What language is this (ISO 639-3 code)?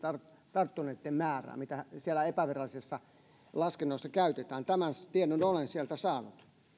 fin